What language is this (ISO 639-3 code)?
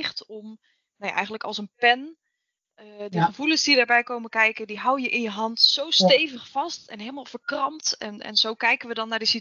nld